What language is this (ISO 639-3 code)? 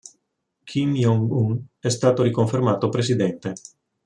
ita